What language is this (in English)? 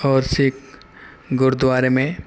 Urdu